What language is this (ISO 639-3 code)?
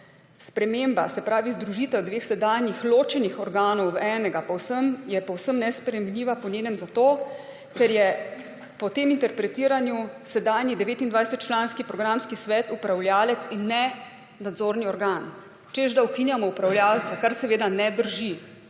slv